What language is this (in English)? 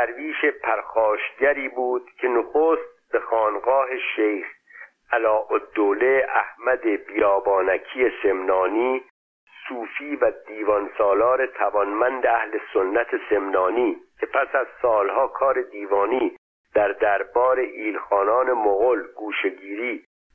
Persian